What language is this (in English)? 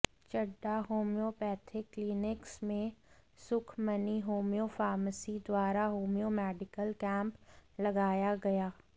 Hindi